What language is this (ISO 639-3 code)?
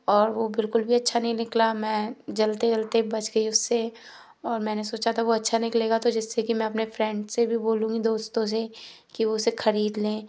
hin